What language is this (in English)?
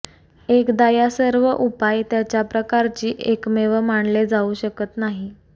Marathi